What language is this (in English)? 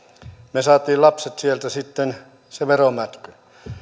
Finnish